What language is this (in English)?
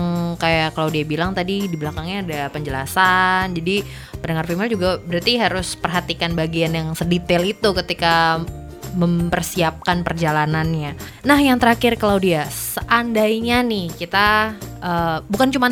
Indonesian